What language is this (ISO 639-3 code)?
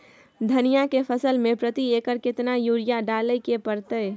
mai